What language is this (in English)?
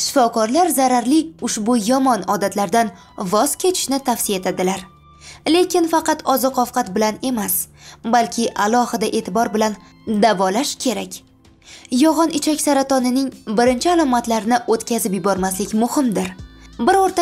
Turkish